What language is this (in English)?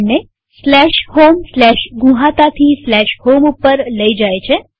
Gujarati